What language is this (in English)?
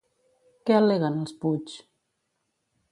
Catalan